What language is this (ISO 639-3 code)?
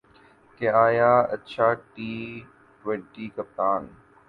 urd